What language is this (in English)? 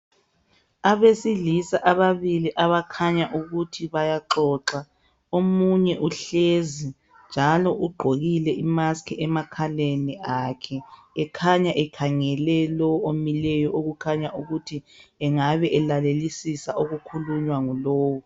North Ndebele